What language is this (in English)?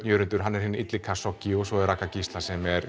Icelandic